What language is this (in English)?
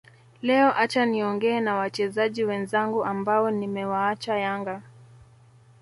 Swahili